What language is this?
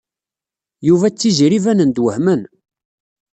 Kabyle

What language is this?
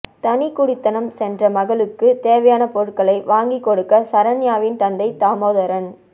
Tamil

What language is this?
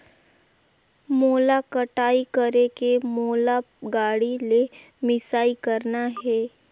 Chhattisgarhi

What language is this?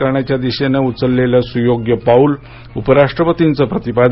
Marathi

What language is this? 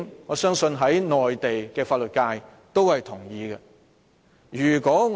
Cantonese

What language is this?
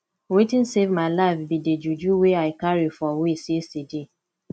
Nigerian Pidgin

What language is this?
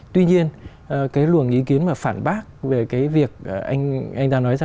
Vietnamese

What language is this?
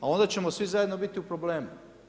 Croatian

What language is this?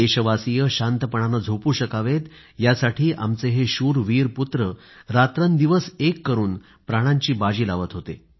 Marathi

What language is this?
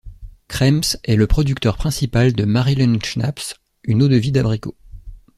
French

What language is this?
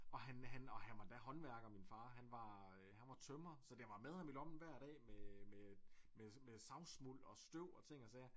Danish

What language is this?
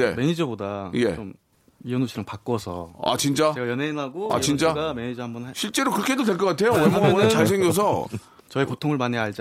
Korean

